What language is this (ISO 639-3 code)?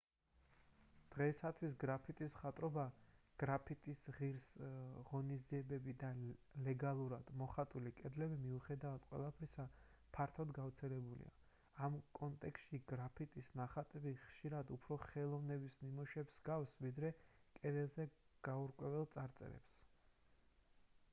kat